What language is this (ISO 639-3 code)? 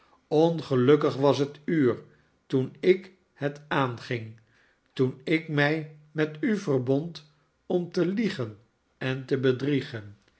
nld